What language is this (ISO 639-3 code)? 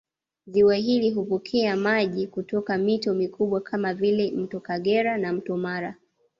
swa